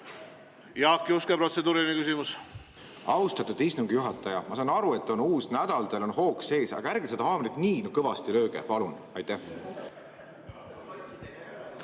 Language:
Estonian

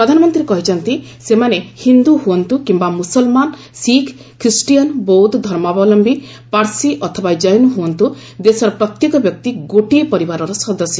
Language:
Odia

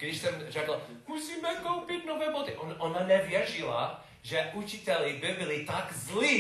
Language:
Czech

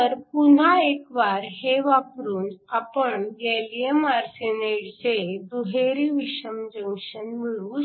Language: Marathi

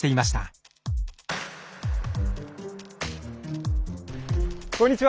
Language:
Japanese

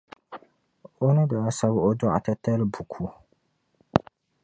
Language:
Dagbani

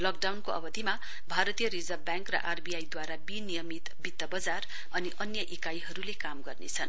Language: Nepali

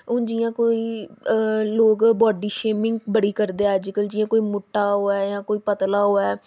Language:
Dogri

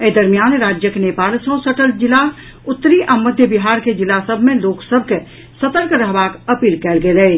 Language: Maithili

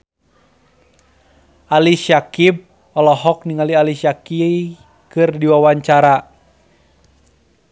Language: Sundanese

